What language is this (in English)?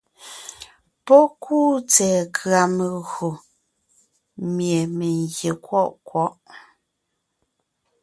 Ngiemboon